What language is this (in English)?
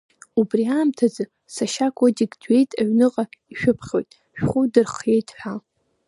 Abkhazian